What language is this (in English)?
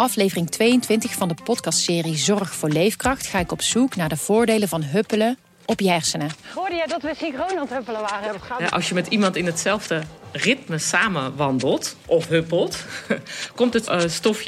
Dutch